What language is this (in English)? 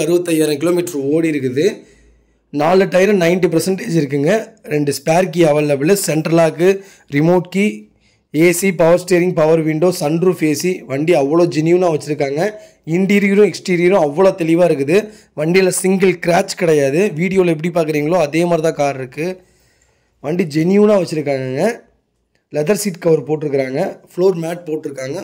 Tamil